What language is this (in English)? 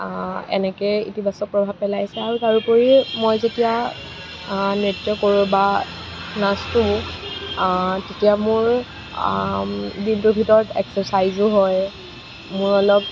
Assamese